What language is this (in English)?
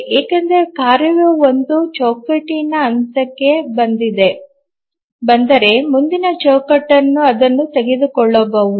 Kannada